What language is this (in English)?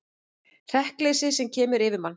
Icelandic